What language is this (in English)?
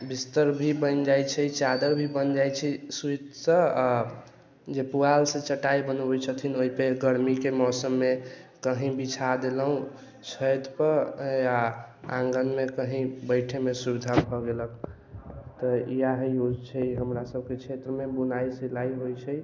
Maithili